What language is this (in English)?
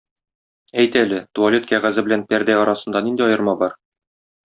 Tatar